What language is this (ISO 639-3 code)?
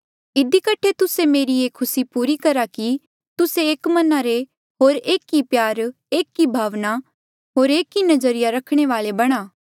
mjl